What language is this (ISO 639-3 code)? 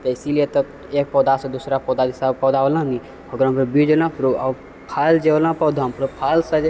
mai